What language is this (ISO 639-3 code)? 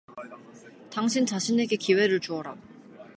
kor